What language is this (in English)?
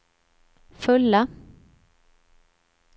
Swedish